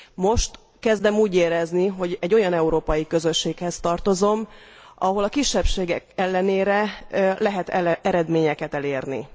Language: Hungarian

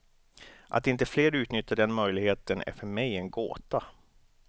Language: Swedish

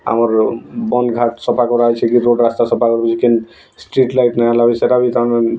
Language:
Odia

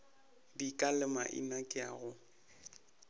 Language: Northern Sotho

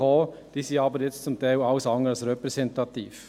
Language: Swiss German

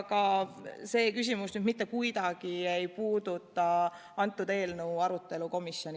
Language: Estonian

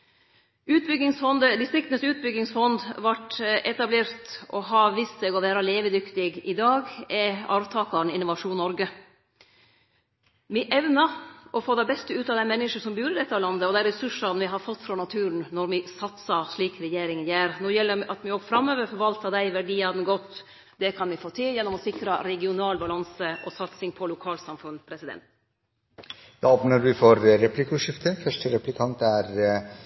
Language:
Norwegian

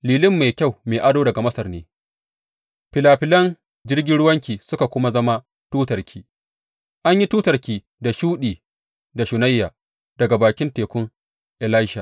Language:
Hausa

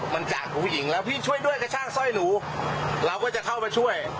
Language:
Thai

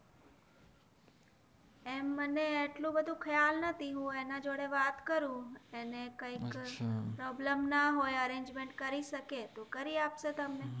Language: Gujarati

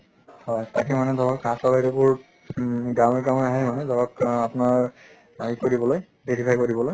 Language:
Assamese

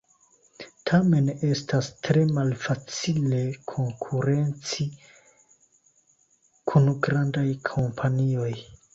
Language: Esperanto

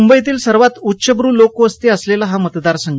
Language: Marathi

